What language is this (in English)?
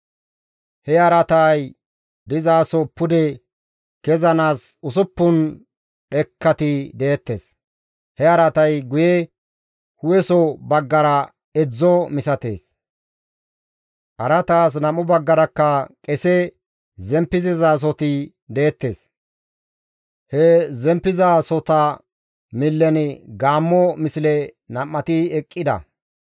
Gamo